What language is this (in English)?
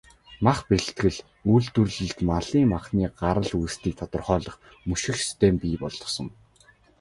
Mongolian